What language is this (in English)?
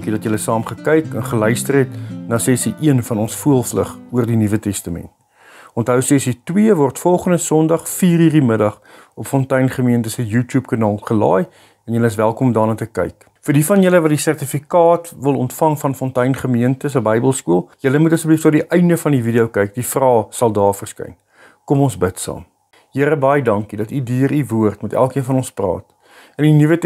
Dutch